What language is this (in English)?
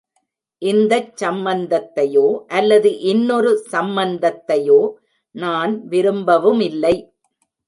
Tamil